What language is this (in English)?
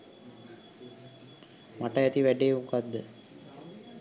Sinhala